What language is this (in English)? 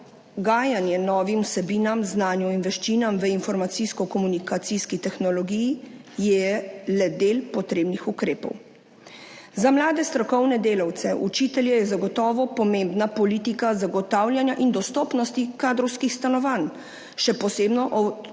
Slovenian